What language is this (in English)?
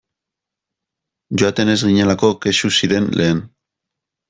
Basque